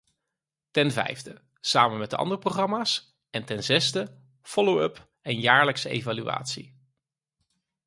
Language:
Dutch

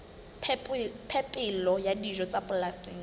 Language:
Southern Sotho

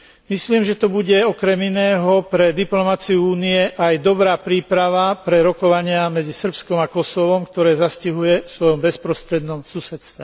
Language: Slovak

